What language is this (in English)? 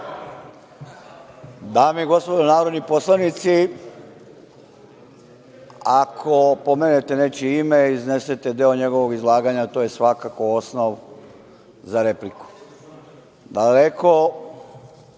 Serbian